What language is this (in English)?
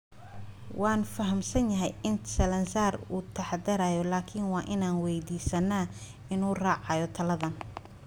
Somali